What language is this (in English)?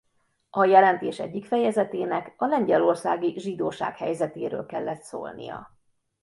Hungarian